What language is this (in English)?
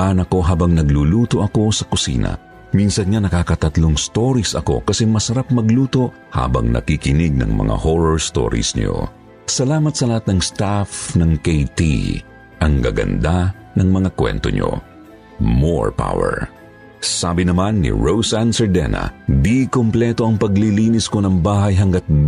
Filipino